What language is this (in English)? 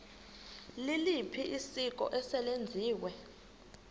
Xhosa